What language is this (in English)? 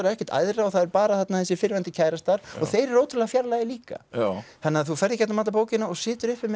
Icelandic